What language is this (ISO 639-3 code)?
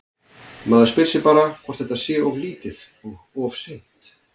isl